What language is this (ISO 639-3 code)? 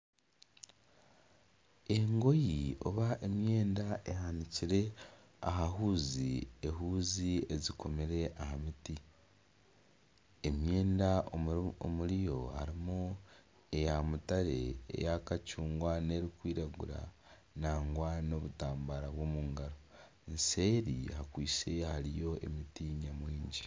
nyn